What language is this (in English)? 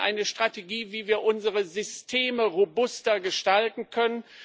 German